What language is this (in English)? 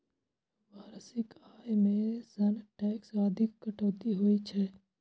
Maithili